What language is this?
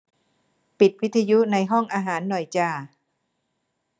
Thai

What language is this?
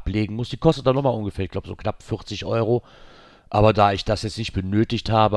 German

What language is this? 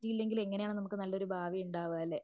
Malayalam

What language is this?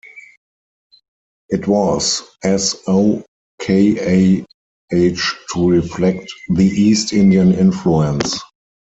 English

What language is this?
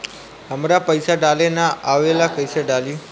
Bhojpuri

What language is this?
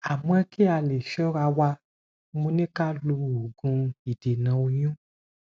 Yoruba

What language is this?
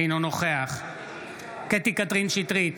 Hebrew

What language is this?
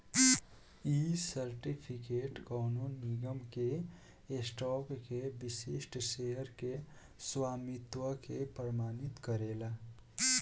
Bhojpuri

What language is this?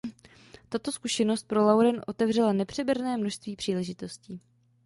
Czech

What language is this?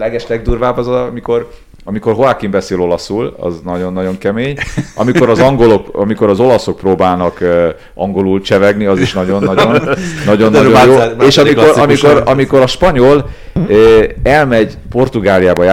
Hungarian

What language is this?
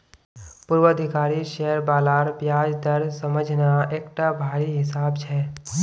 Magahi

